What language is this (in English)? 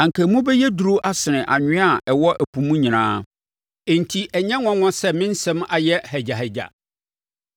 Akan